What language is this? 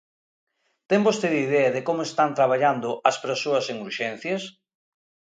Galician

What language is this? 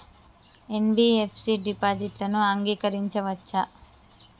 Telugu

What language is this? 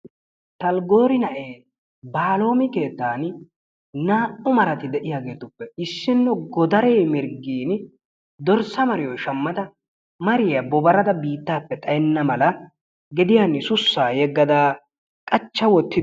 Wolaytta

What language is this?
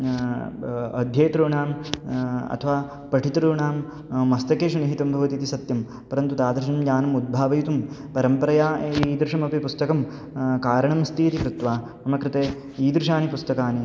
Sanskrit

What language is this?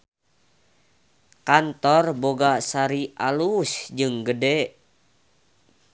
Sundanese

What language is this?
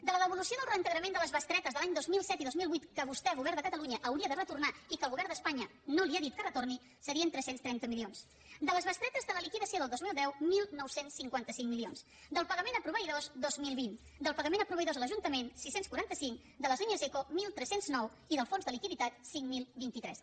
Catalan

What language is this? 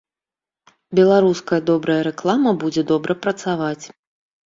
Belarusian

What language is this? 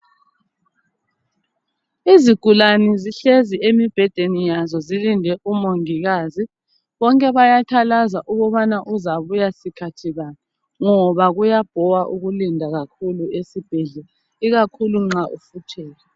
North Ndebele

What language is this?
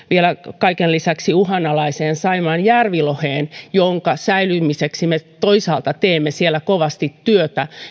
Finnish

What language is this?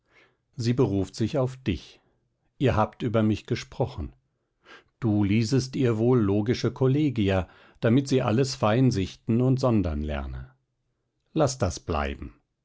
German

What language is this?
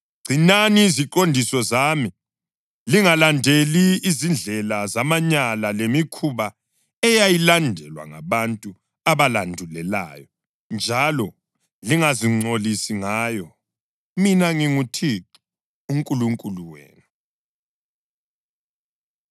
North Ndebele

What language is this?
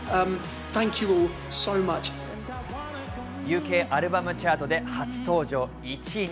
Japanese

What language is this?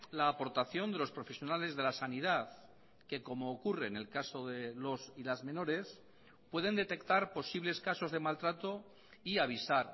Spanish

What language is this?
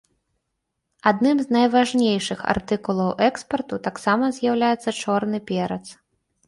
Belarusian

